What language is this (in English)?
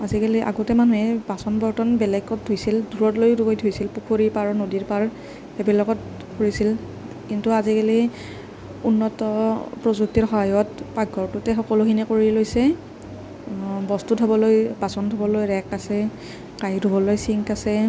Assamese